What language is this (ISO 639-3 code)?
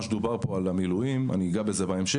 heb